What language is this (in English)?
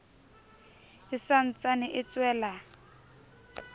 Southern Sotho